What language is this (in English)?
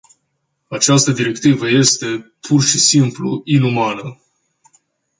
Romanian